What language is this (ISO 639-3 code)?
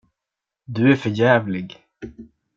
swe